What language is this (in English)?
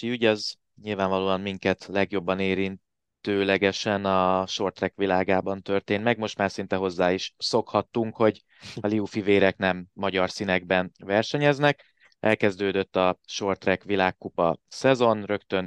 Hungarian